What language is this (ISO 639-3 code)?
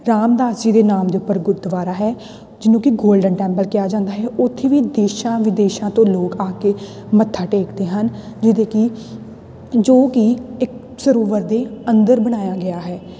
pan